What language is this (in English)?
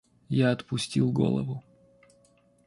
Russian